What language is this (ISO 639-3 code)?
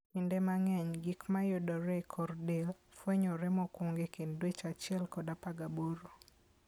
luo